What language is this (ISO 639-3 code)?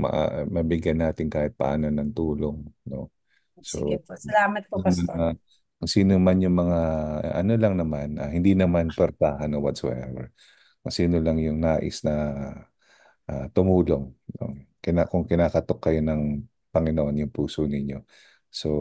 fil